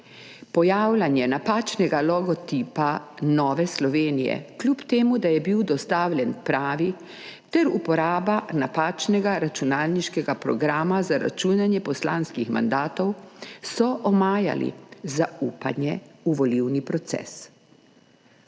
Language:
Slovenian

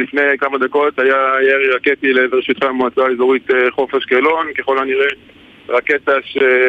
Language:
Hebrew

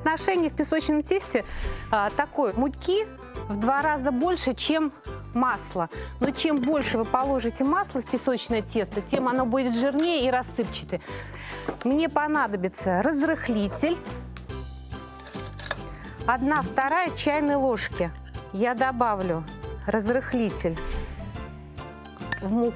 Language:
Russian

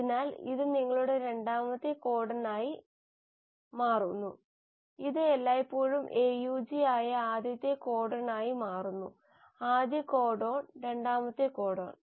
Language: Malayalam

